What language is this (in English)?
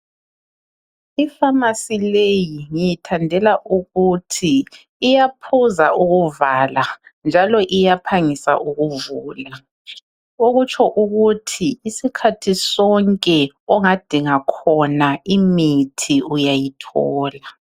North Ndebele